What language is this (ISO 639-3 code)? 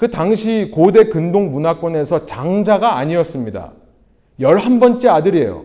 kor